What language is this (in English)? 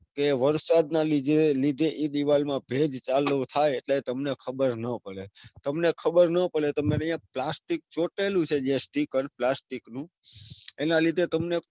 Gujarati